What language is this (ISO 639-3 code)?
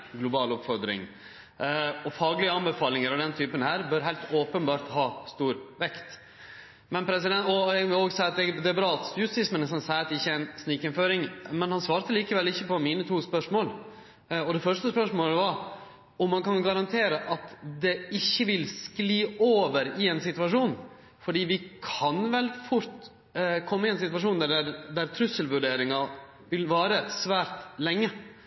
nno